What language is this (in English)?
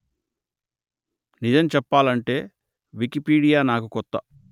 Telugu